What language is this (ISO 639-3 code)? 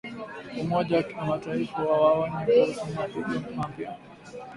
swa